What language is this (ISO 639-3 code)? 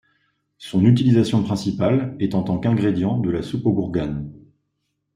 fra